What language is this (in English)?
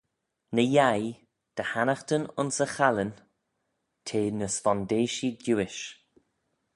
Manx